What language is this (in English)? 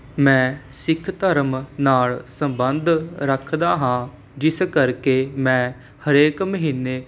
Punjabi